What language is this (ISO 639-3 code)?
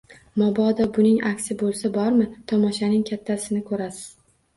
uzb